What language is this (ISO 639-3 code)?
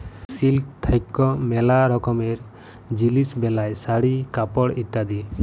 ben